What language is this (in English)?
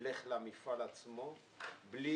Hebrew